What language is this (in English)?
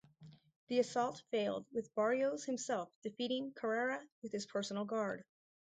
English